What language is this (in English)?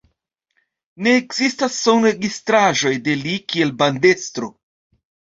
Esperanto